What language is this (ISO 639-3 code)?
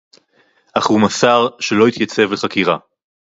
heb